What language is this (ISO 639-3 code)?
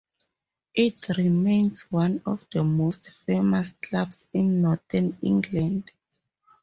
eng